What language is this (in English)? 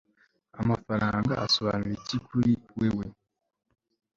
Kinyarwanda